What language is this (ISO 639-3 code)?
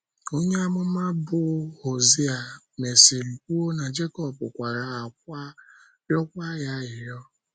ibo